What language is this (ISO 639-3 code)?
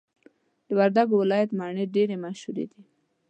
pus